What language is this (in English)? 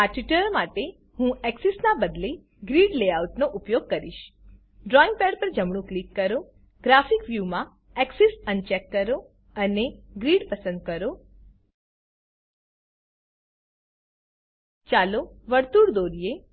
Gujarati